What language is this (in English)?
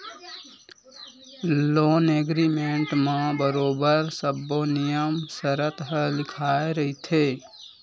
Chhattisgarhi